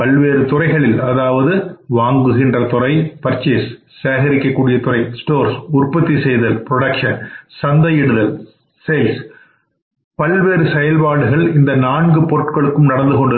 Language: Tamil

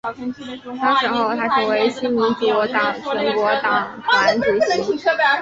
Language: Chinese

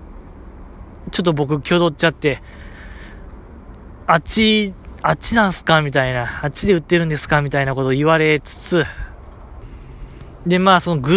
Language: Japanese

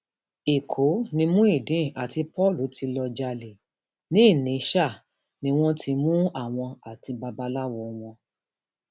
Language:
Yoruba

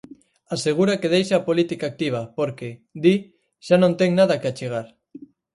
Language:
Galician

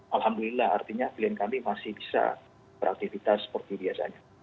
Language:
Indonesian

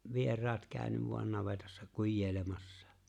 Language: Finnish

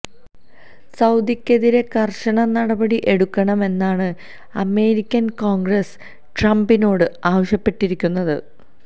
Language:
Malayalam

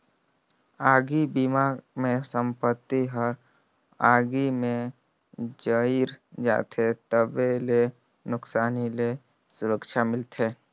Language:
Chhattisgarhi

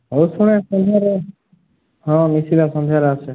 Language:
Odia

